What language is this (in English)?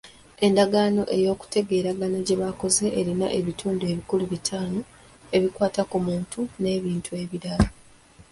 Ganda